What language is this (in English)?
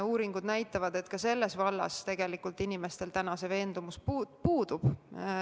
Estonian